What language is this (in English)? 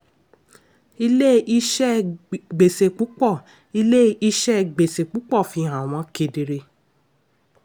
Yoruba